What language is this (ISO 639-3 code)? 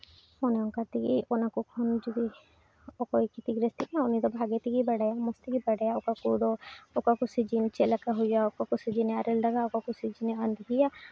sat